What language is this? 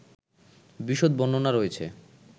Bangla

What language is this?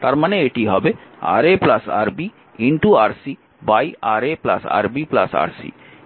Bangla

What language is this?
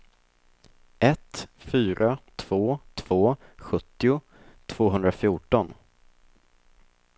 Swedish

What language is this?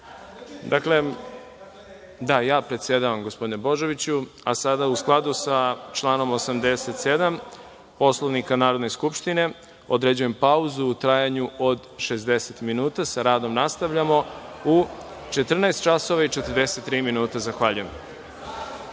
Serbian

